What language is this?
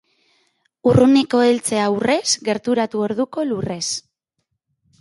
Basque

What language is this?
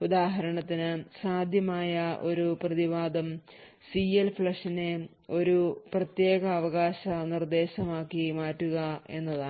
Malayalam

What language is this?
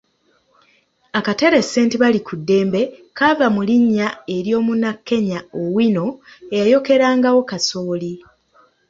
Ganda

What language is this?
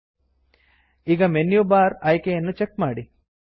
Kannada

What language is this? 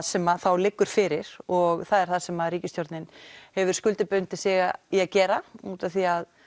Icelandic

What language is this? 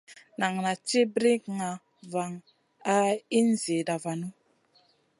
Masana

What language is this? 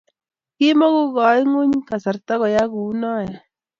Kalenjin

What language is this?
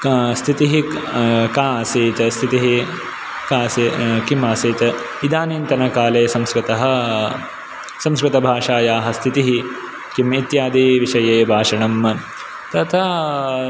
Sanskrit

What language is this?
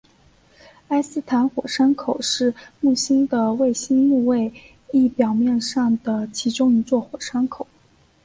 Chinese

